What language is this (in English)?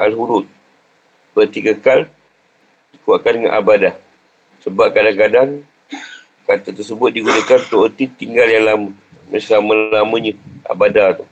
Malay